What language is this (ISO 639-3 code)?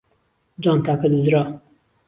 ckb